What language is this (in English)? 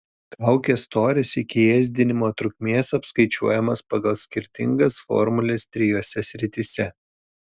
Lithuanian